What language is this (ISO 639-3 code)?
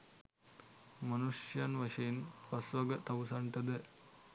sin